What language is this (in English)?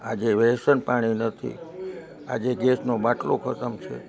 Gujarati